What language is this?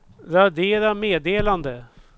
Swedish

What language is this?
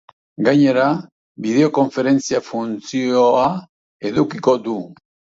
Basque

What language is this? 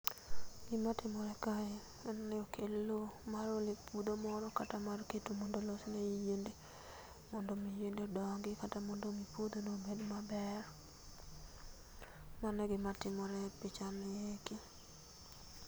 Luo (Kenya and Tanzania)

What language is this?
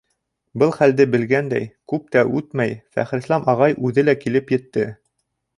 Bashkir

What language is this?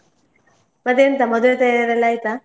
Kannada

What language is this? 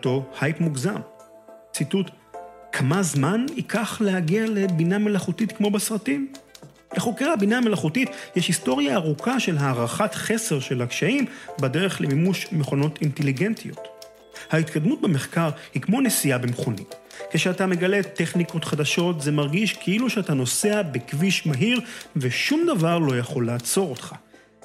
Hebrew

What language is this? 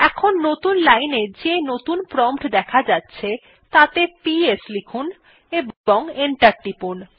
Bangla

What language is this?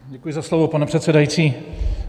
Czech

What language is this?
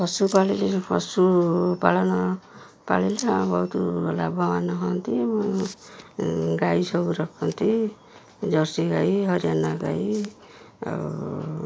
Odia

